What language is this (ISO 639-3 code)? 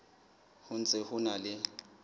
sot